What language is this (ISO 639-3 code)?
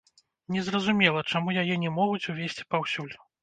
bel